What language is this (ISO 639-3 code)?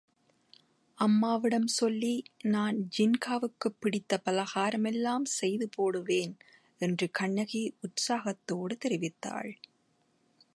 tam